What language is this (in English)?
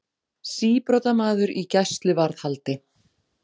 Icelandic